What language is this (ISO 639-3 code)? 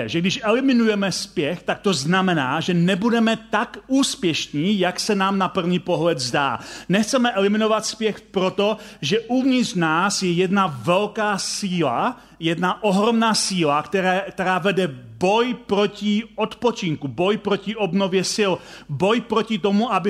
ces